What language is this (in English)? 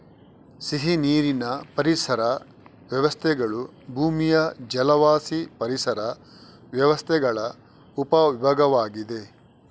Kannada